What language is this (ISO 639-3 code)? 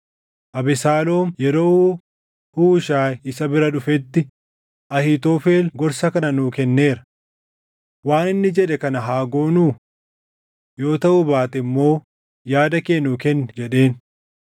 orm